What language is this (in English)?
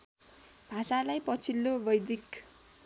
Nepali